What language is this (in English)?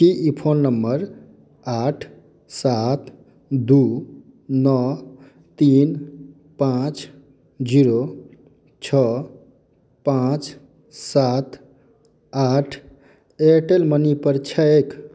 Maithili